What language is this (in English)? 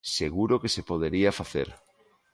Galician